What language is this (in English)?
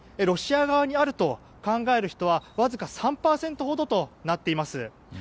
Japanese